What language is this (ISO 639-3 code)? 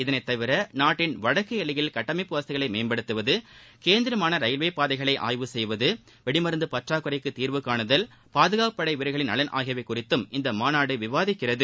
tam